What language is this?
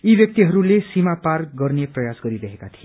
Nepali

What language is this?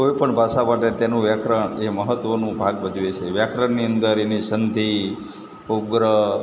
Gujarati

